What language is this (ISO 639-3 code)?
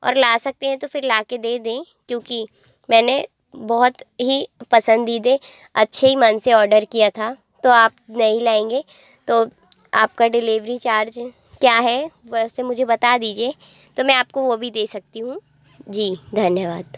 hin